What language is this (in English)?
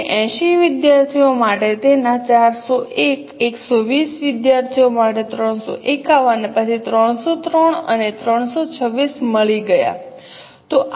Gujarati